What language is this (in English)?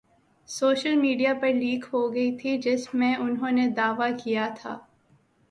Urdu